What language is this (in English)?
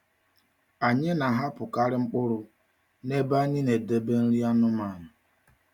Igbo